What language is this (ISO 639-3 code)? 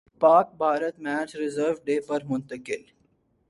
urd